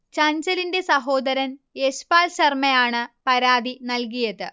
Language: Malayalam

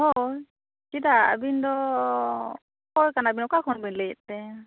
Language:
Santali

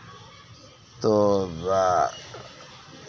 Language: Santali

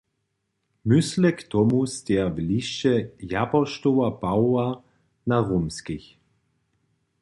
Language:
Upper Sorbian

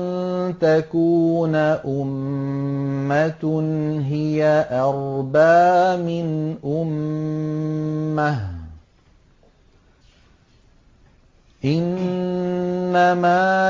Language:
Arabic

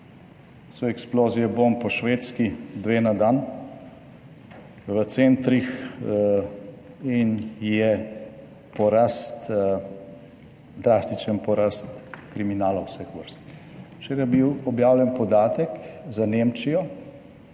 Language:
Slovenian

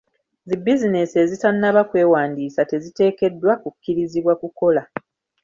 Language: Ganda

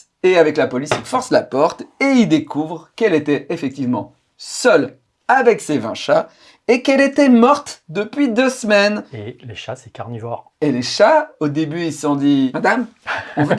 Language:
French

